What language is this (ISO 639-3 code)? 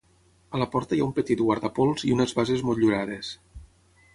cat